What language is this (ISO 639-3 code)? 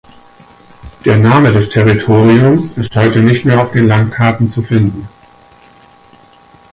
deu